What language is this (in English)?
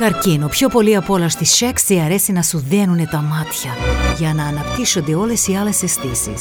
Greek